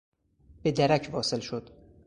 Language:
Persian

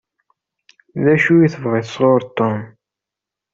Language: Kabyle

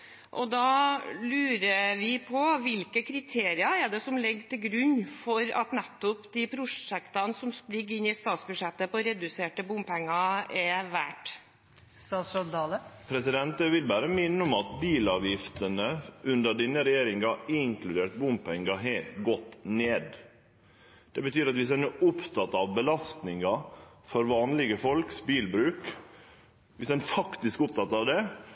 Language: Norwegian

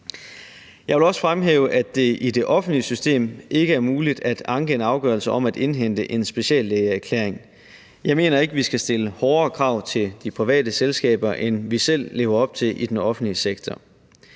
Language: Danish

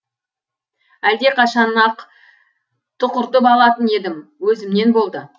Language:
Kazakh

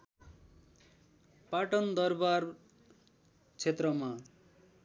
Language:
Nepali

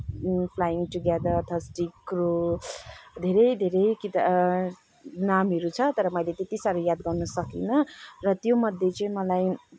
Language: Nepali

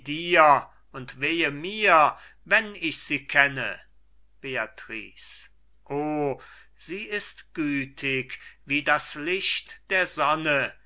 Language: German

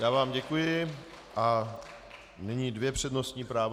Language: Czech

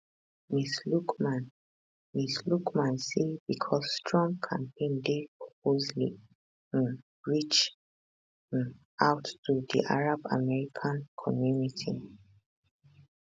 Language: Nigerian Pidgin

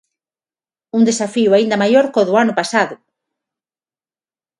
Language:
Galician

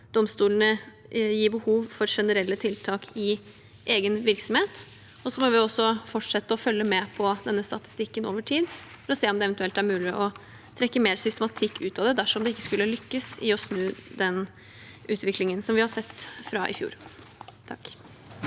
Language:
Norwegian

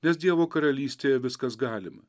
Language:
Lithuanian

